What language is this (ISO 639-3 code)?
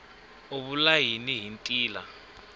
tso